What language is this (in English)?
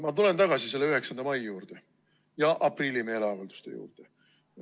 Estonian